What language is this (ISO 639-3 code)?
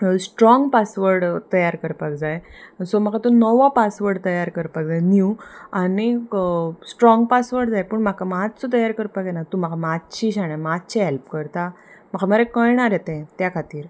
kok